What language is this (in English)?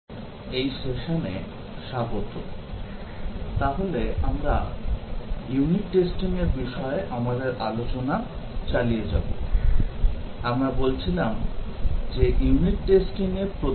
Bangla